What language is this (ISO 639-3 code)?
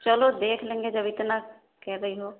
urd